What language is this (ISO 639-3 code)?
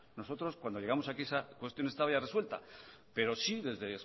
spa